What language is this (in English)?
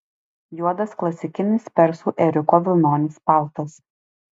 Lithuanian